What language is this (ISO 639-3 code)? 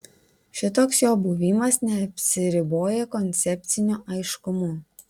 lit